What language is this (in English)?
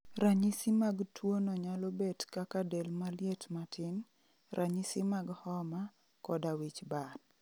Luo (Kenya and Tanzania)